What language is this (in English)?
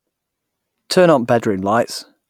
English